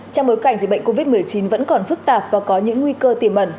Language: Vietnamese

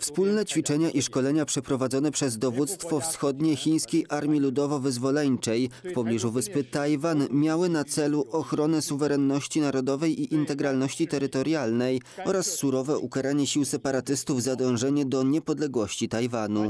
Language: Polish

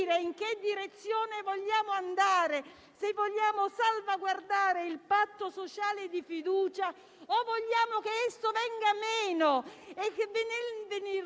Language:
Italian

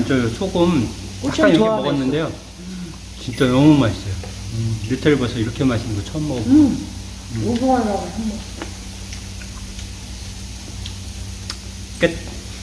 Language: Korean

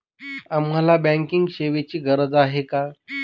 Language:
Marathi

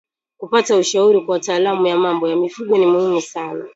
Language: Swahili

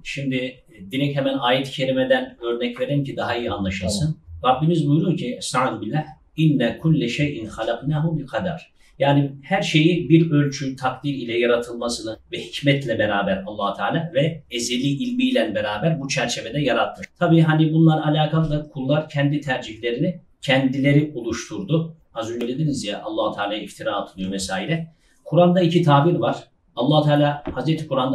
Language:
Turkish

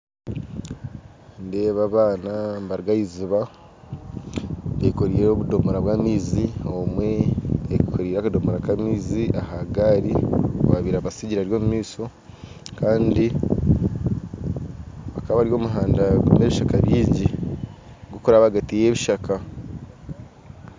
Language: Nyankole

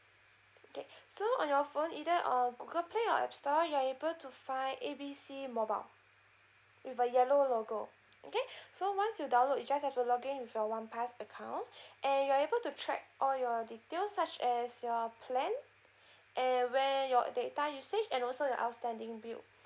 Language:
English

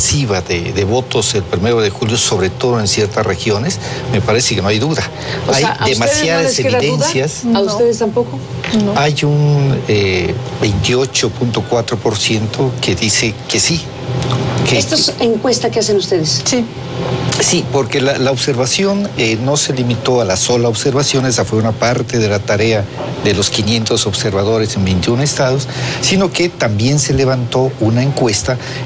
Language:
Spanish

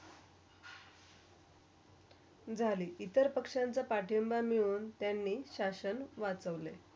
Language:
Marathi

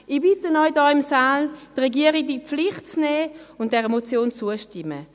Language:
Swiss German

